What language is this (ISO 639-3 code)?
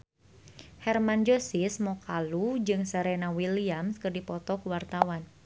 sun